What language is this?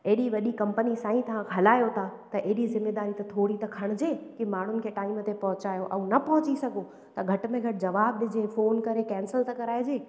Sindhi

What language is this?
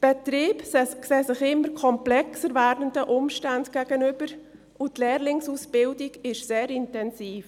Swiss German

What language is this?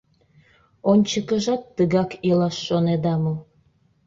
Mari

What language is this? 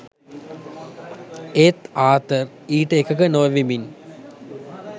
Sinhala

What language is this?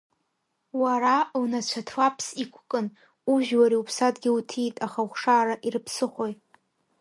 Abkhazian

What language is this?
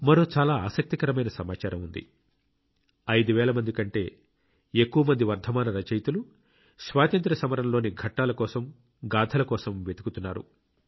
Telugu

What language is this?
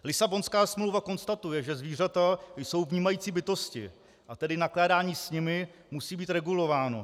Czech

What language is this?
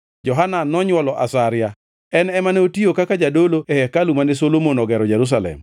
Luo (Kenya and Tanzania)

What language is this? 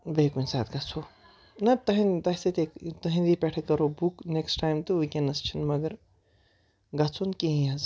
Kashmiri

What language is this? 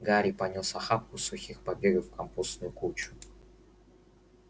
Russian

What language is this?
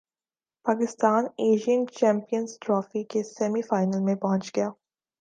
Urdu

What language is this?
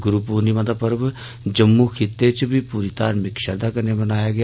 Dogri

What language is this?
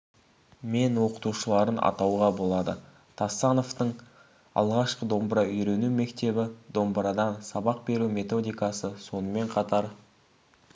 Kazakh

